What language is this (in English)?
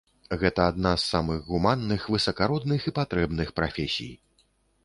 Belarusian